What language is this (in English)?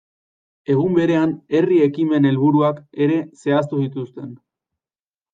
Basque